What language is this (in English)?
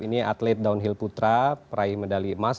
Indonesian